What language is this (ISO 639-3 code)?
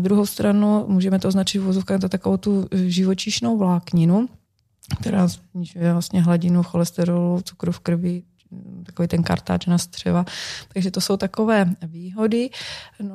ces